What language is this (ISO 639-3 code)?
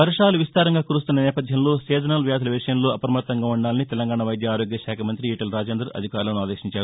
tel